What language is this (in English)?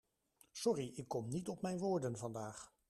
Dutch